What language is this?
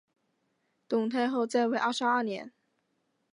Chinese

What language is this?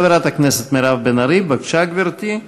Hebrew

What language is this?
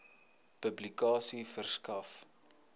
Afrikaans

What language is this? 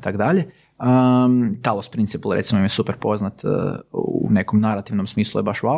Croatian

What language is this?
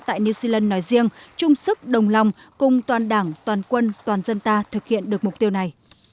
Vietnamese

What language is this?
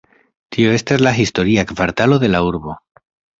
Esperanto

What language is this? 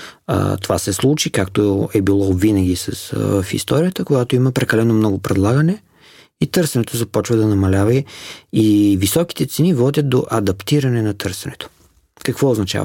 Bulgarian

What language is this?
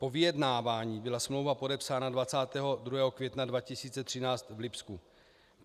Czech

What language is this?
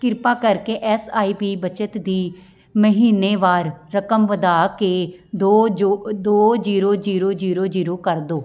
Punjabi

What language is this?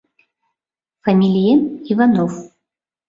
Mari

